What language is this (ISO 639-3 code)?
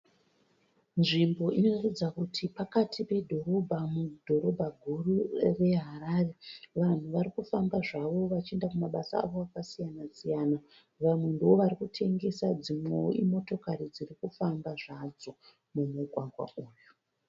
sna